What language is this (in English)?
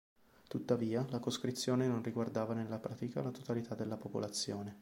Italian